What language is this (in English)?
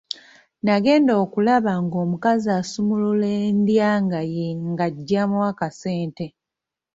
Ganda